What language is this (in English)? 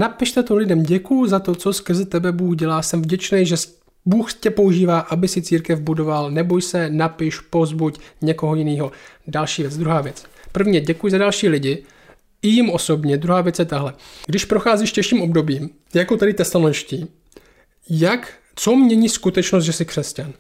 Czech